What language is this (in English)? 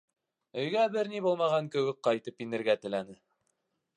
Bashkir